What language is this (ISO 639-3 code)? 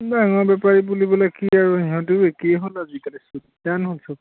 asm